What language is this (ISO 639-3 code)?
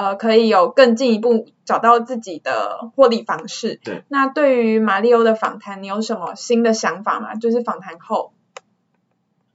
zho